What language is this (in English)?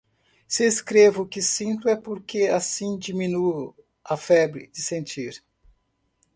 Portuguese